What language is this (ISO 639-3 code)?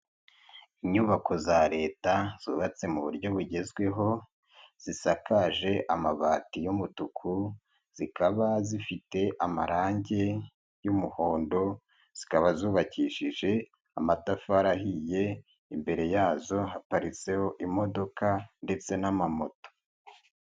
kin